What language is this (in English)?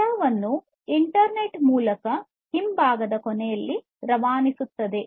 Kannada